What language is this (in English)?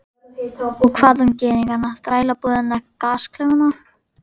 Icelandic